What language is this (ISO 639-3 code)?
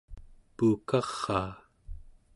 esu